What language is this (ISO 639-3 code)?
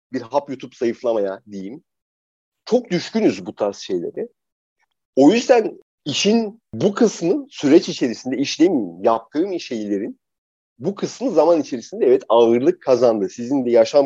tur